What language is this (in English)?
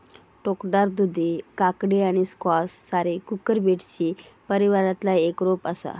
Marathi